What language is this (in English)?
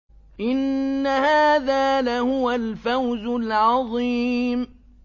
Arabic